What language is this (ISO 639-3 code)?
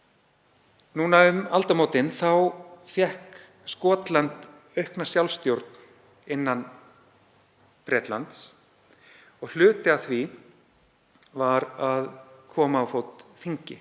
isl